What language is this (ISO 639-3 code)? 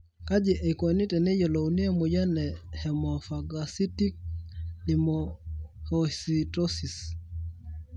mas